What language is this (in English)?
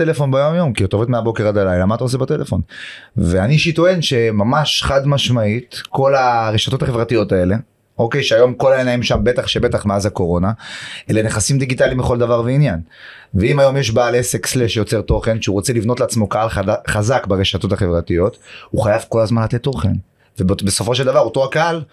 Hebrew